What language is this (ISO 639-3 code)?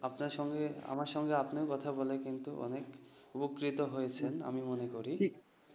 ben